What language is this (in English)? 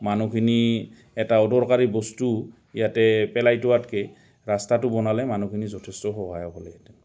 Assamese